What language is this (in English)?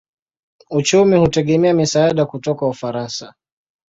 Swahili